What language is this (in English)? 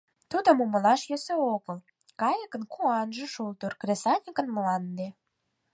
Mari